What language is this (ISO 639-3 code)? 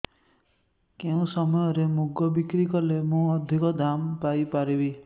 ori